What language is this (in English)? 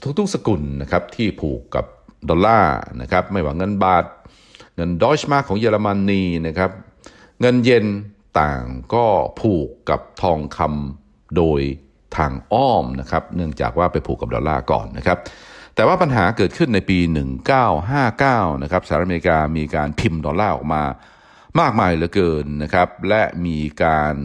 Thai